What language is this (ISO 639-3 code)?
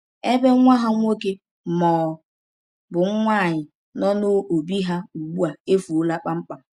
ibo